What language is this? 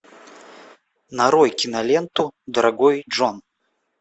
Russian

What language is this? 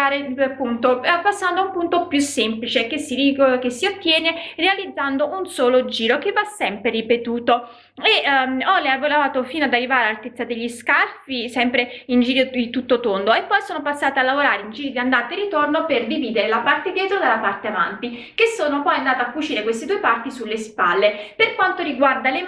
Italian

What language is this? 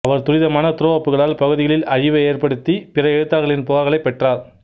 Tamil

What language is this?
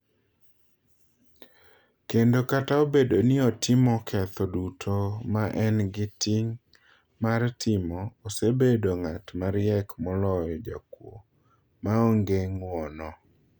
Luo (Kenya and Tanzania)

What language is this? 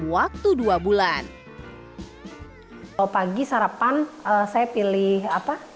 Indonesian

